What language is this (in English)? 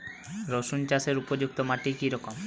Bangla